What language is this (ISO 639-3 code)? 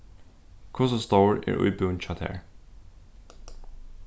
fao